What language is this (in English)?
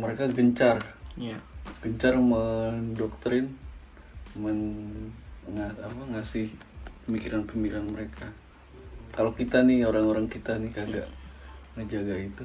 Indonesian